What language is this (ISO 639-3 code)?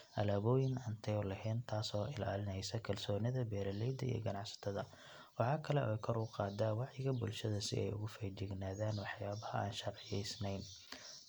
som